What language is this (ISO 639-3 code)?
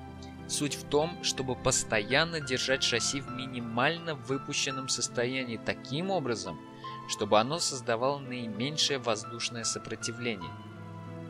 rus